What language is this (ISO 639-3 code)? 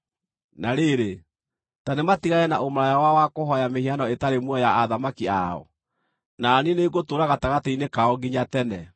kik